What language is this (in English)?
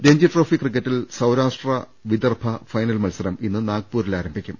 Malayalam